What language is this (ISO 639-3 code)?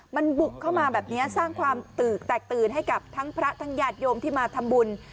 tha